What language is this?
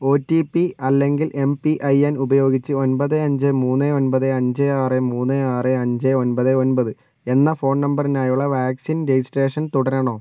Malayalam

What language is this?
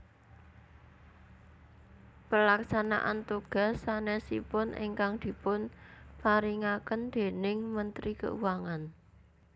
Javanese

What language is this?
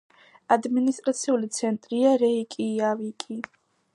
Georgian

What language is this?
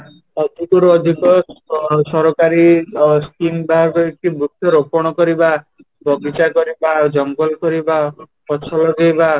Odia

